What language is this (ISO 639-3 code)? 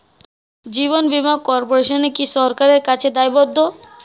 ben